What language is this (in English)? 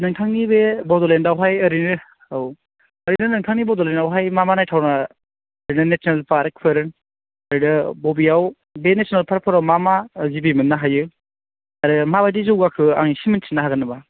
Bodo